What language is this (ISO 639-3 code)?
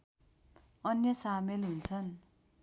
nep